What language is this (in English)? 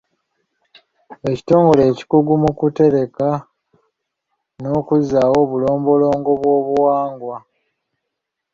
Ganda